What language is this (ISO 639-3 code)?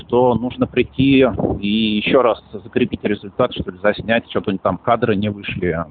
rus